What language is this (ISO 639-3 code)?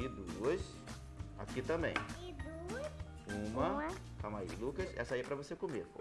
por